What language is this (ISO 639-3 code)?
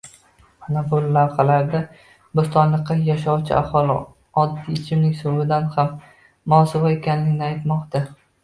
uzb